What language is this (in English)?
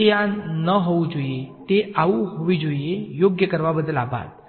Gujarati